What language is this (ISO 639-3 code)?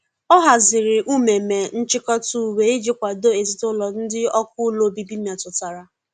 ibo